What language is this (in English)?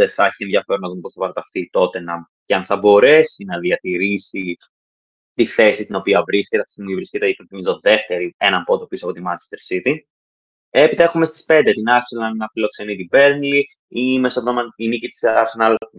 Greek